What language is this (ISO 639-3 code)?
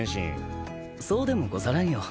jpn